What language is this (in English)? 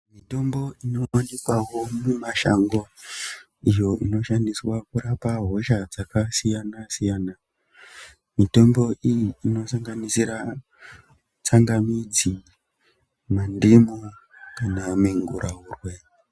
Ndau